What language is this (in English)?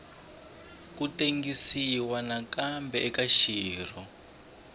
Tsonga